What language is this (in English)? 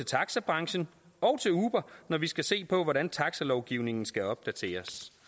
Danish